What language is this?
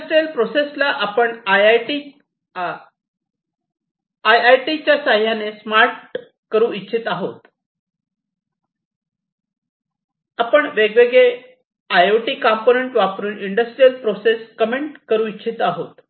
Marathi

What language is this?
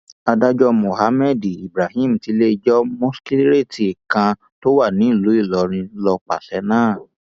Yoruba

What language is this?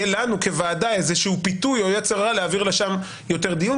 Hebrew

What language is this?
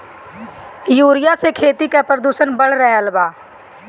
Bhojpuri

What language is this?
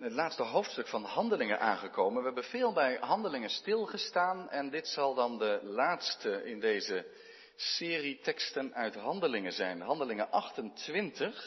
Dutch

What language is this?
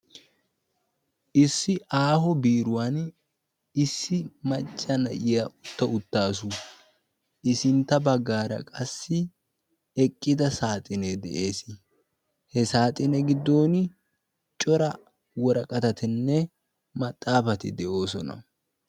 Wolaytta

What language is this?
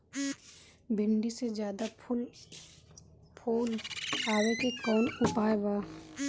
Bhojpuri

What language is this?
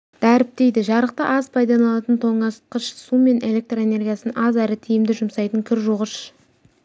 Kazakh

